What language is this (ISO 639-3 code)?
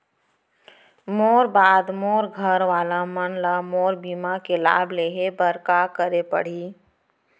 hne